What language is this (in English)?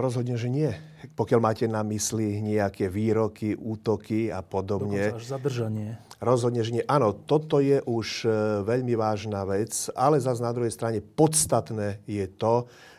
Slovak